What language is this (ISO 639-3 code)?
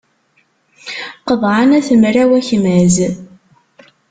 kab